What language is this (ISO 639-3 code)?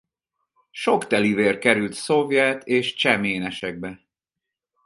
hun